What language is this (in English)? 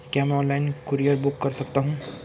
Hindi